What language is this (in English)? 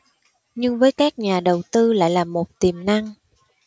Vietnamese